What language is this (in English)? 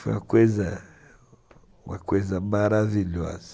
Portuguese